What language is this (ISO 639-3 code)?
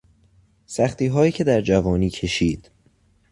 fas